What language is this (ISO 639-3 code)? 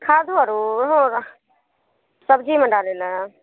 mai